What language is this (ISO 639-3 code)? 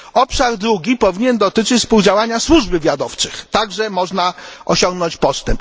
pol